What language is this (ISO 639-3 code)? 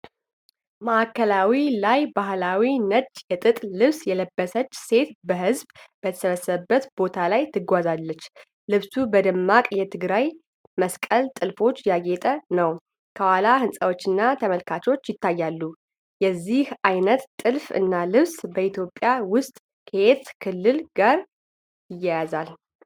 amh